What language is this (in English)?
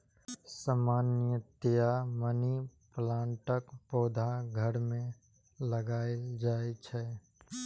Maithili